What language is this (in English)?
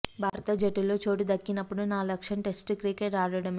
Telugu